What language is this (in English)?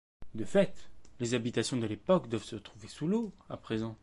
French